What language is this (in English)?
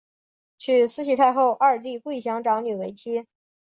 Chinese